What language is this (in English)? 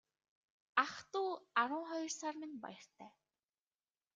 Mongolian